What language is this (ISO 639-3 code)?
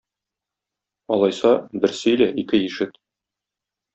tat